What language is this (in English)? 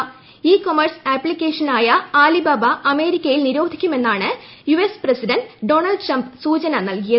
Malayalam